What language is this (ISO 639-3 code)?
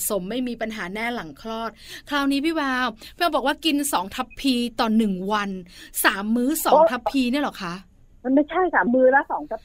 tha